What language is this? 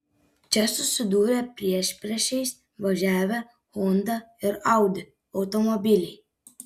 Lithuanian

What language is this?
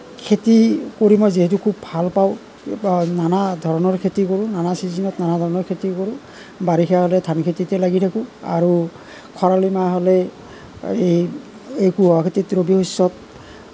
Assamese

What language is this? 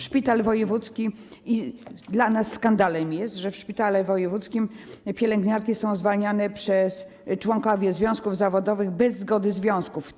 Polish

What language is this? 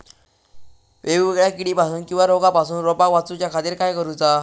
Marathi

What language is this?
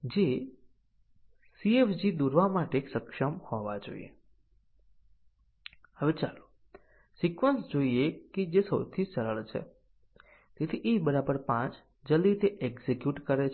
Gujarati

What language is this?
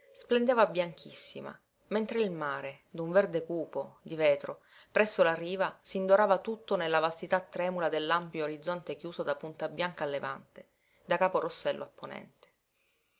Italian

